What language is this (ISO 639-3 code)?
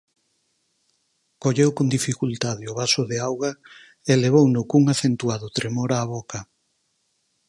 glg